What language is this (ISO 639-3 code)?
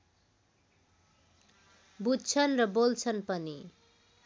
nep